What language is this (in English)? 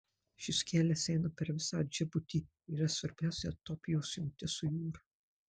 Lithuanian